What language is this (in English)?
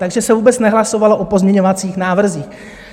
Czech